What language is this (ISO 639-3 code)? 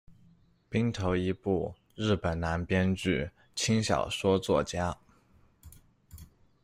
zho